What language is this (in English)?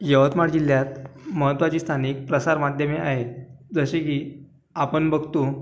Marathi